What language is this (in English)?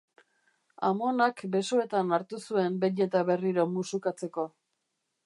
Basque